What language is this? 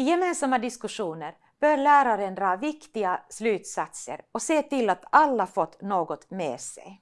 Swedish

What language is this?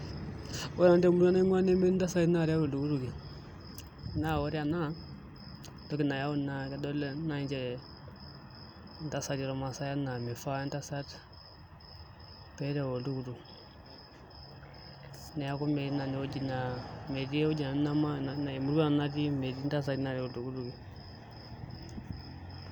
Masai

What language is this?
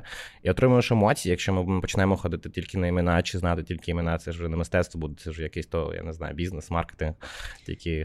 Ukrainian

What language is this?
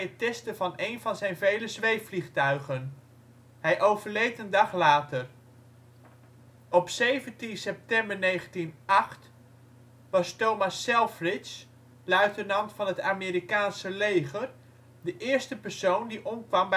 Dutch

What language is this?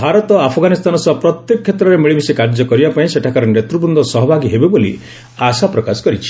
Odia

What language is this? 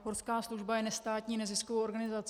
Czech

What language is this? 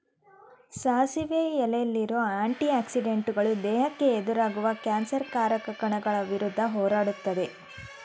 Kannada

